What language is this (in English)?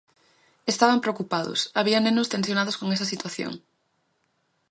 Galician